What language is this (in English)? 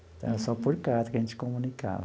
Portuguese